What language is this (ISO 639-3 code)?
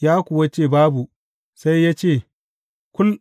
hau